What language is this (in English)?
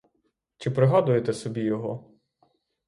Ukrainian